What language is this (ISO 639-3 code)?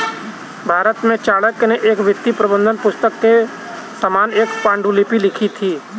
hin